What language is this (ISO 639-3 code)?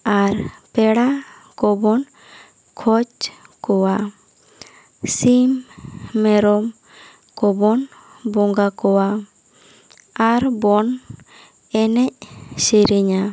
sat